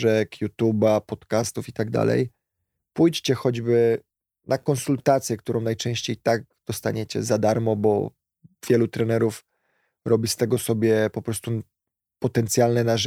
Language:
Polish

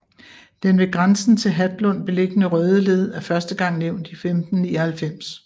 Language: Danish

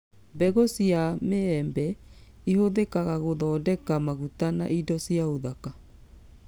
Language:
Kikuyu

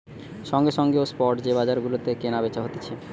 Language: Bangla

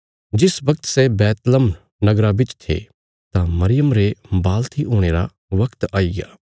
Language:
Bilaspuri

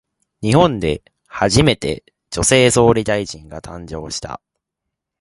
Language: Japanese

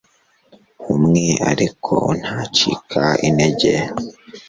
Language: Kinyarwanda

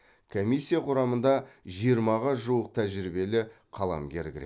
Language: Kazakh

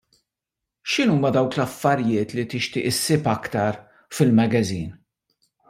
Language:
Maltese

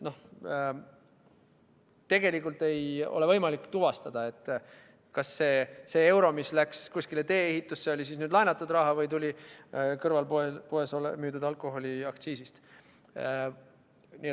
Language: Estonian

